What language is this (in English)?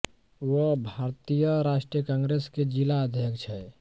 Hindi